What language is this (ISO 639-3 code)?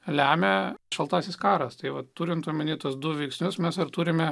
lit